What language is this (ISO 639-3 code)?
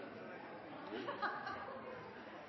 nno